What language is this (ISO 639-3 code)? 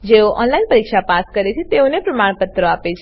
guj